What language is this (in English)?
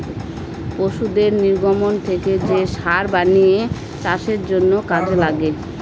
Bangla